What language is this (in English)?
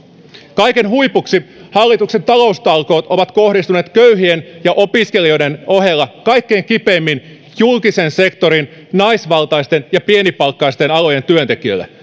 Finnish